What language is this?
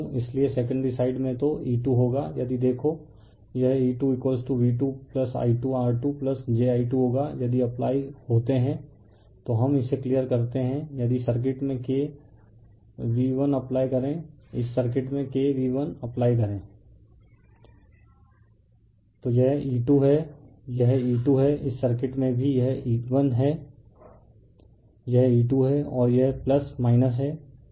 Hindi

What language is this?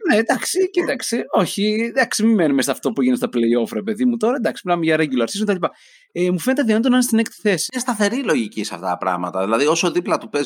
Greek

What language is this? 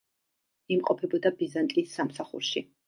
Georgian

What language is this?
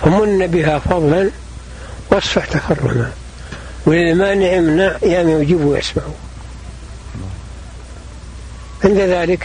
Arabic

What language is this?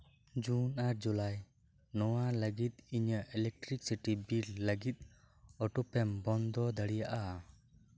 Santali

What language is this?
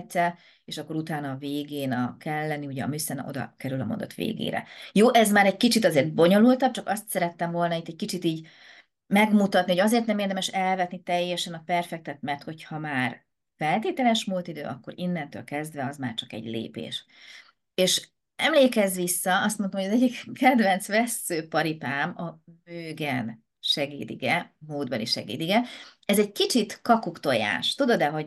Hungarian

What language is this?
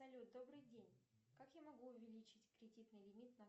Russian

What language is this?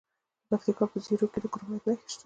Pashto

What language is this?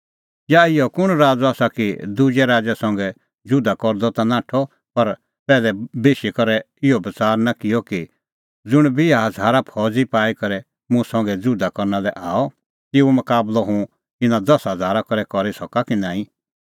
Kullu Pahari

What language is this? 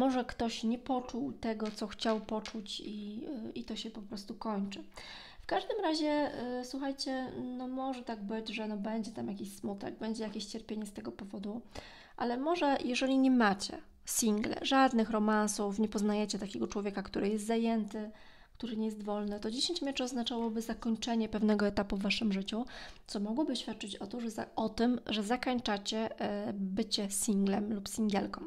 Polish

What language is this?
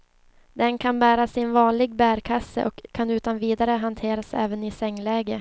Swedish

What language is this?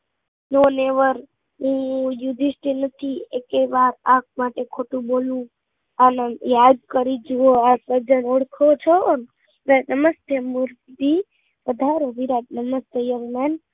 Gujarati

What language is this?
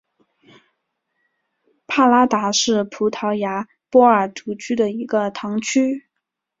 Chinese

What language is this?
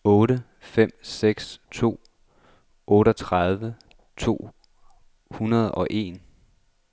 Danish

